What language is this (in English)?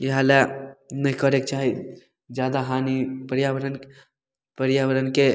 Maithili